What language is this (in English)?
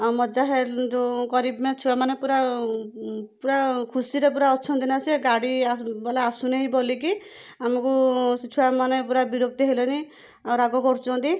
Odia